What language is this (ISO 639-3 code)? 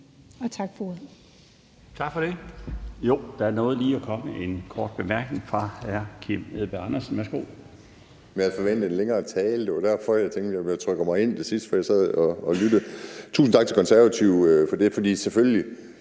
dan